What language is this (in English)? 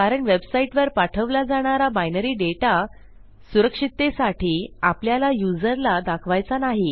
Marathi